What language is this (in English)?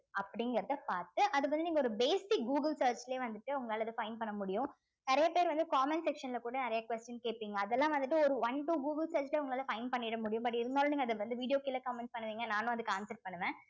Tamil